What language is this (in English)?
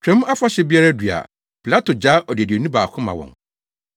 Akan